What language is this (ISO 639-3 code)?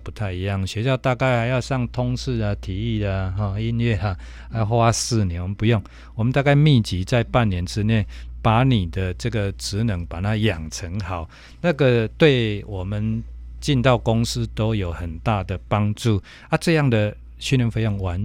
zho